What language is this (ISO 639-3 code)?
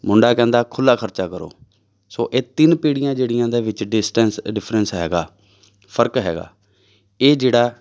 pan